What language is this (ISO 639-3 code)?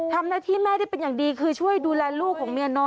tha